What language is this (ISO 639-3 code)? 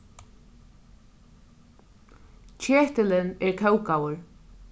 fao